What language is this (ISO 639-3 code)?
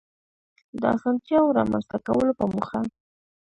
pus